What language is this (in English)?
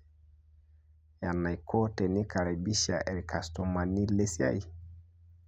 Masai